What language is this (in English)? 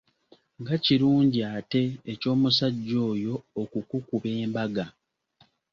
Ganda